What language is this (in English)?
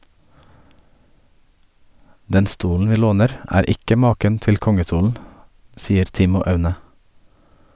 Norwegian